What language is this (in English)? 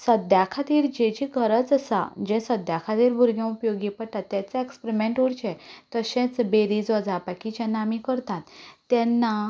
Konkani